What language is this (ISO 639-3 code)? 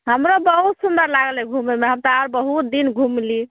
mai